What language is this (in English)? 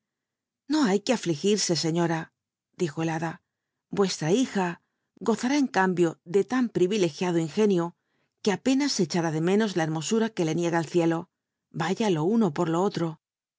Spanish